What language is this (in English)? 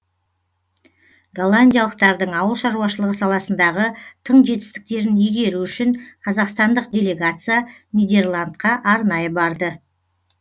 Kazakh